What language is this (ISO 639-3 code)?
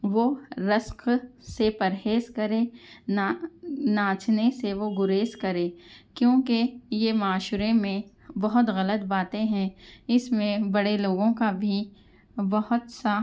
urd